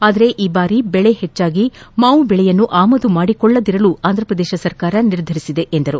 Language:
Kannada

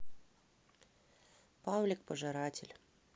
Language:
Russian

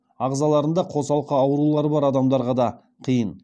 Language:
Kazakh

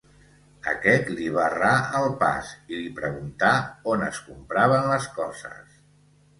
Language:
Catalan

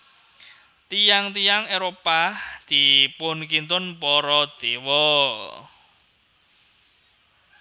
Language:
Javanese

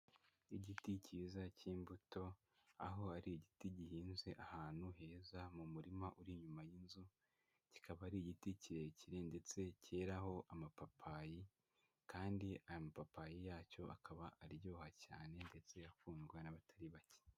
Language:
Kinyarwanda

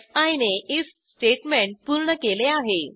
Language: Marathi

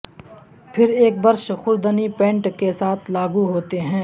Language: Urdu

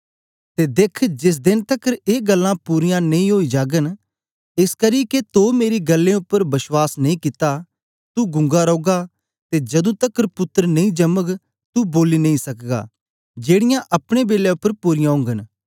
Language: Dogri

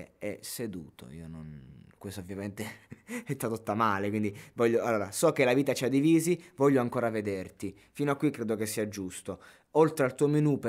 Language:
Italian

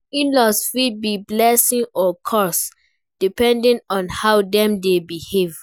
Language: Nigerian Pidgin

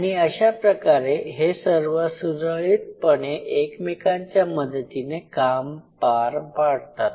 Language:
Marathi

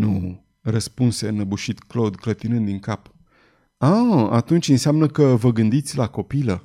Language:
Romanian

